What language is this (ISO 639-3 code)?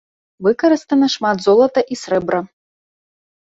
bel